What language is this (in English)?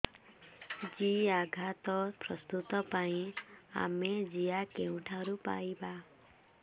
Odia